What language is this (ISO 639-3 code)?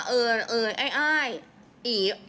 tha